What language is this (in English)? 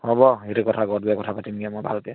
Assamese